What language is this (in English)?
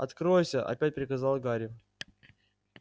Russian